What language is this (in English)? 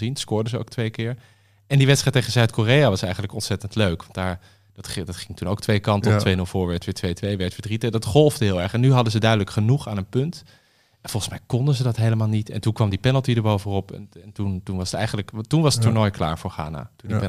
Dutch